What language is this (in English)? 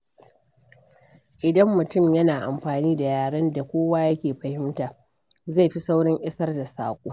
Hausa